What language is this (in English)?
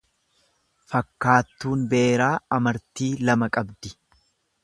Oromo